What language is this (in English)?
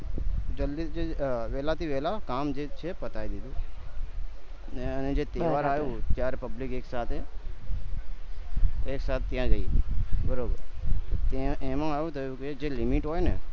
Gujarati